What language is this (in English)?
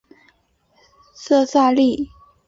Chinese